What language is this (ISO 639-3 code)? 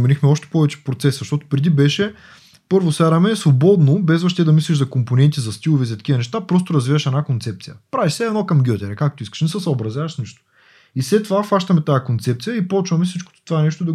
bul